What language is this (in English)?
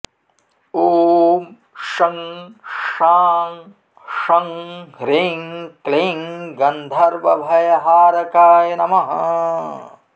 Sanskrit